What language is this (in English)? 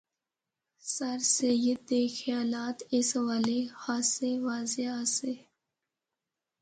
Northern Hindko